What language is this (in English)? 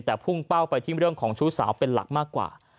Thai